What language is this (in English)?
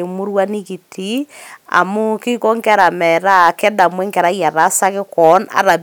Masai